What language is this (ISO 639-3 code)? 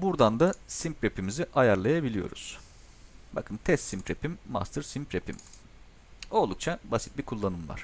tur